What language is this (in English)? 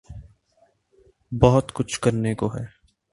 Urdu